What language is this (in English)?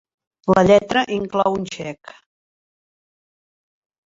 Catalan